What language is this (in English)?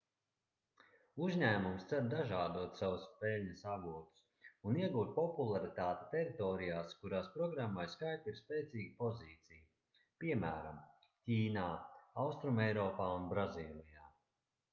Latvian